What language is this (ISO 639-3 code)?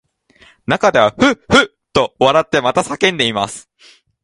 jpn